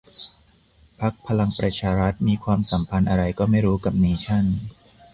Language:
Thai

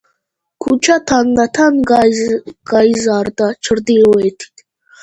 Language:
Georgian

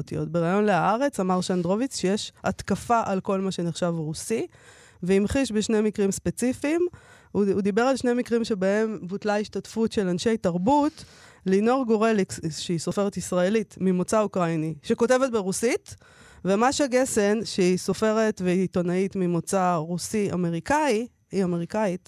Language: Hebrew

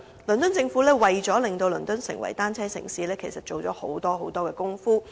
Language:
Cantonese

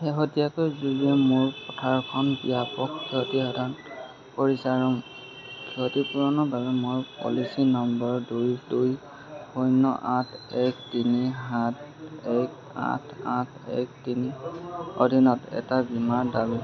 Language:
Assamese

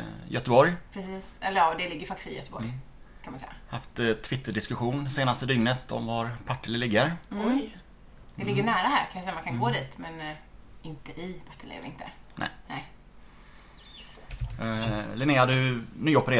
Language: Swedish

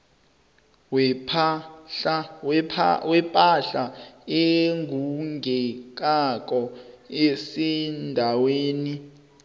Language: South Ndebele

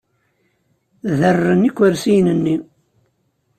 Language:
Kabyle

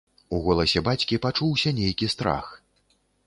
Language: Belarusian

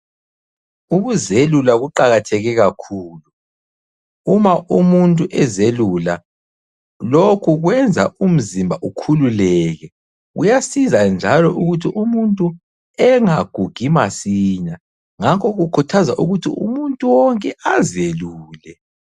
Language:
North Ndebele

